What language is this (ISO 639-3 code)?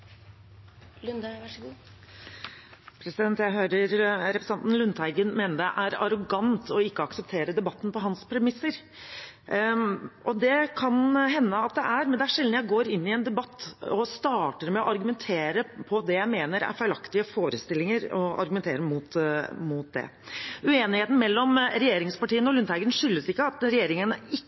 nob